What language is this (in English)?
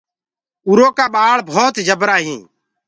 Gurgula